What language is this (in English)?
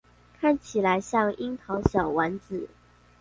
Chinese